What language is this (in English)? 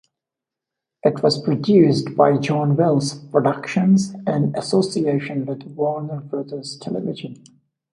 English